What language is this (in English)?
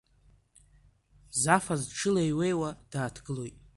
Abkhazian